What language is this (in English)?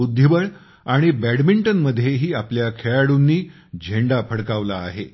Marathi